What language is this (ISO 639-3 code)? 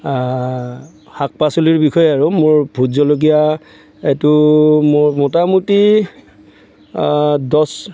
asm